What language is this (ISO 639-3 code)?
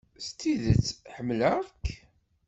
kab